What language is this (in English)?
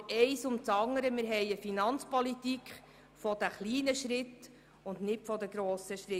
Swiss German